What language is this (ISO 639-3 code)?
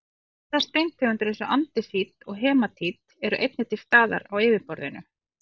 isl